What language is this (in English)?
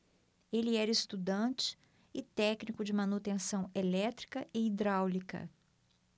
Portuguese